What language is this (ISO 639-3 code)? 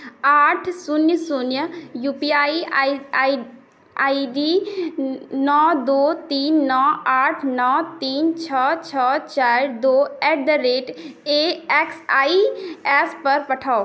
mai